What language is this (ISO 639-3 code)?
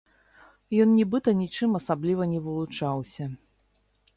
bel